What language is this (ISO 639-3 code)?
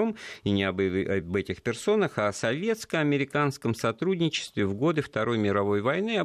rus